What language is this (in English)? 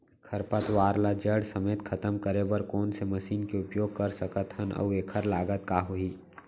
Chhattisgarhi